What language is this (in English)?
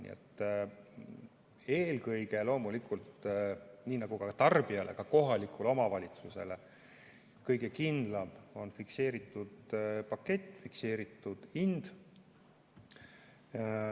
Estonian